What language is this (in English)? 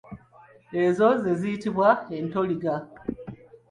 Ganda